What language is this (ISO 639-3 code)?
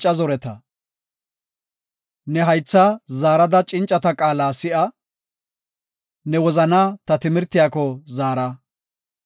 gof